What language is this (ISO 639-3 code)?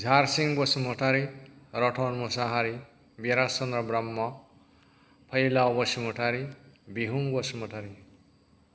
brx